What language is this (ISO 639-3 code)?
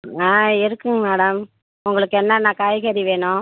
tam